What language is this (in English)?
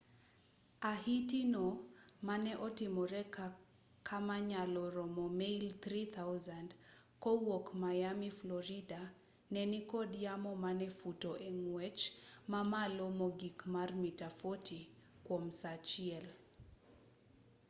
Luo (Kenya and Tanzania)